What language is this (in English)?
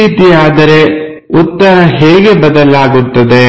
Kannada